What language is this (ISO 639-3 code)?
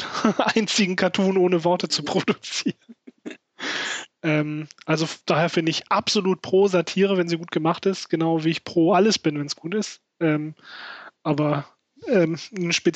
deu